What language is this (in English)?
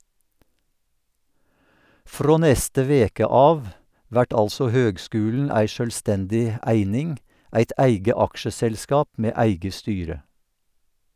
Norwegian